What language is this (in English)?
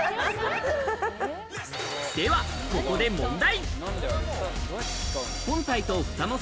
Japanese